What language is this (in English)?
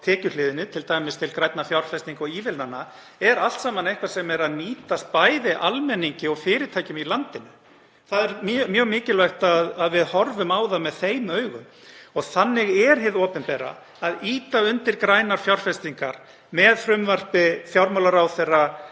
Icelandic